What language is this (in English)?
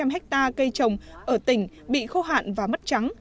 Vietnamese